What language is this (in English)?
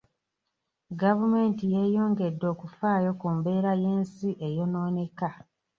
Ganda